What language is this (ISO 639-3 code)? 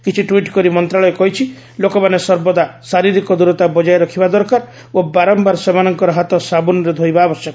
ori